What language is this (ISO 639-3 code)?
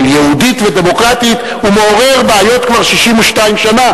heb